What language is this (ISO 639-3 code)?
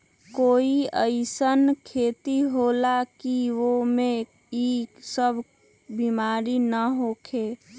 mag